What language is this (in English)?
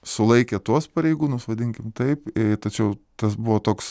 Lithuanian